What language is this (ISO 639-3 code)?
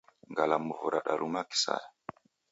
dav